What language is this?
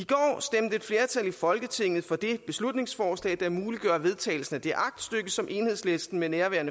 Danish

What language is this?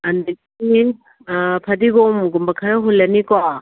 Manipuri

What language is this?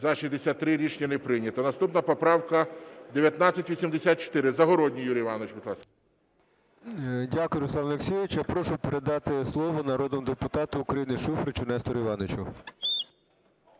Ukrainian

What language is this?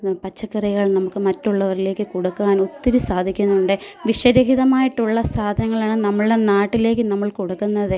Malayalam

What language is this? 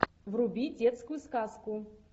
Russian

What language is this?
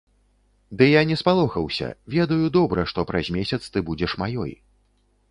Belarusian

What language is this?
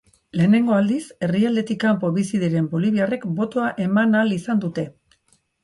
Basque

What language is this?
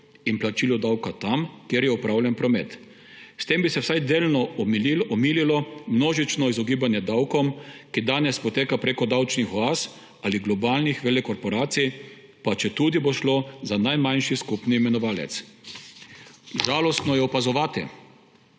Slovenian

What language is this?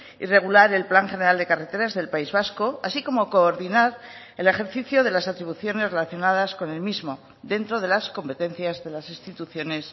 Spanish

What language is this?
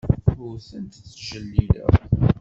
Kabyle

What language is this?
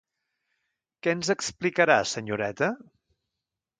Catalan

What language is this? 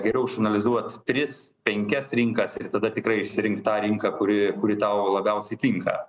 Lithuanian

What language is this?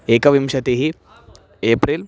Sanskrit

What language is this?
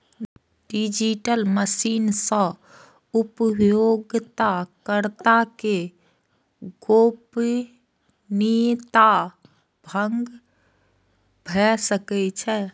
Maithili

